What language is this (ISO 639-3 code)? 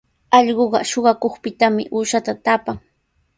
qws